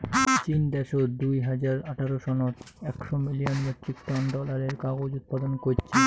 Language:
Bangla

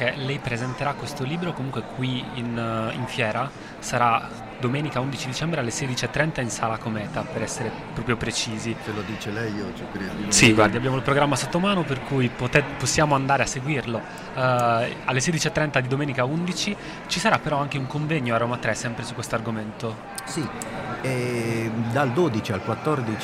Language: Italian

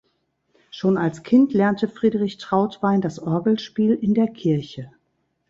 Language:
German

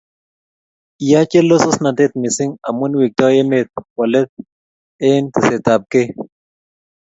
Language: Kalenjin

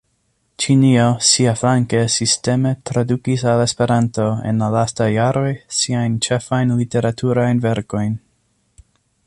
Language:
Esperanto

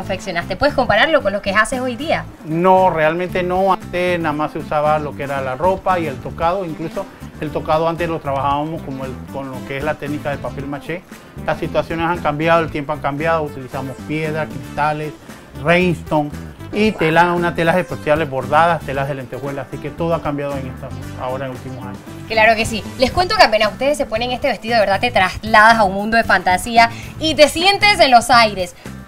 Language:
Spanish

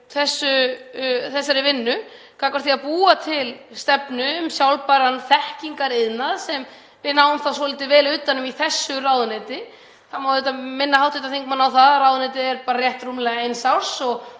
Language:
Icelandic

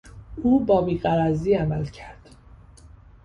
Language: Persian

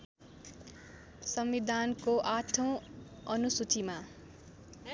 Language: Nepali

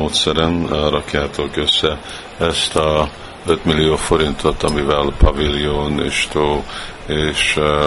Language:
Hungarian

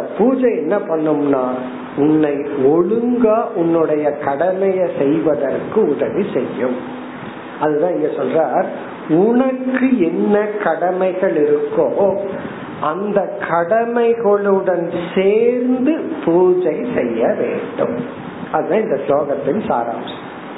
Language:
Tamil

